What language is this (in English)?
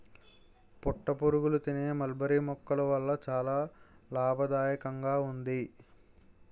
Telugu